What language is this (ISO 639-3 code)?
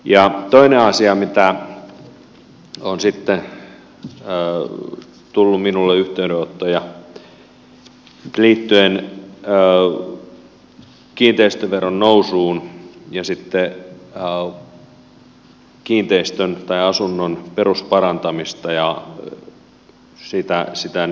fin